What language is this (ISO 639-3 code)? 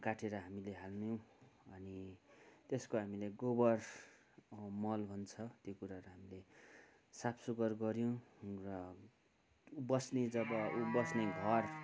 nep